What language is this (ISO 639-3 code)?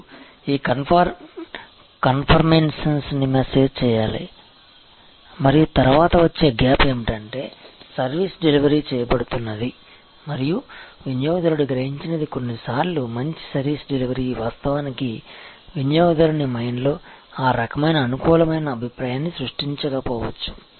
tel